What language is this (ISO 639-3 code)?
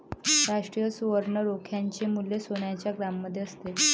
mar